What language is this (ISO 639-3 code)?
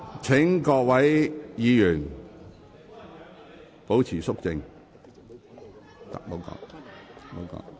yue